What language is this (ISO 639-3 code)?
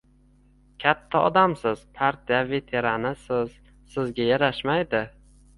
uzb